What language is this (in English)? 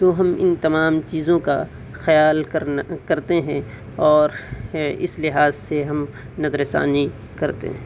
Urdu